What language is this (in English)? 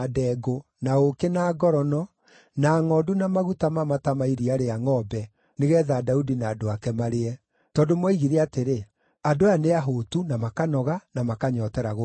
Kikuyu